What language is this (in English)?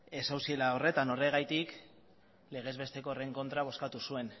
Basque